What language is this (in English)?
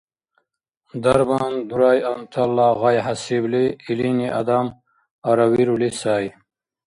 Dargwa